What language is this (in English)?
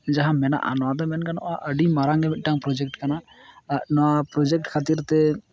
Santali